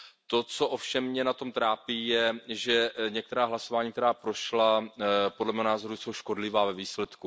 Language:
Czech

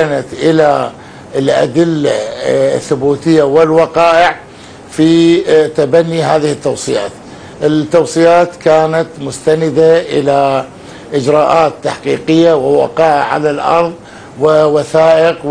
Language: Arabic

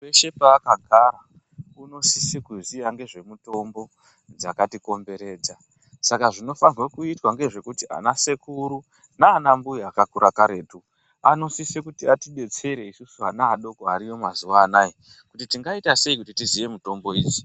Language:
Ndau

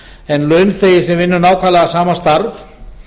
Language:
Icelandic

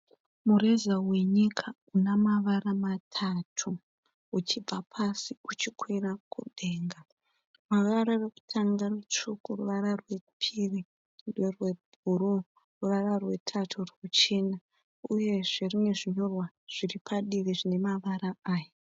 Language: Shona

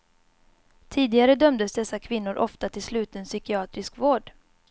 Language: Swedish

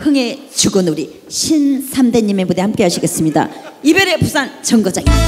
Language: Korean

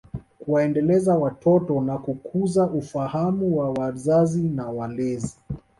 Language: Swahili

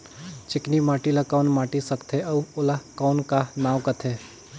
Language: Chhattisgarhi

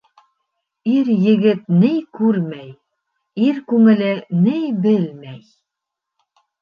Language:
Bashkir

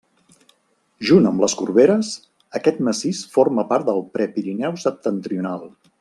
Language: Catalan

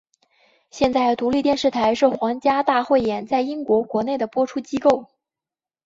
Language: Chinese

